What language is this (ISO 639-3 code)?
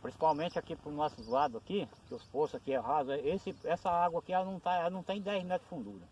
por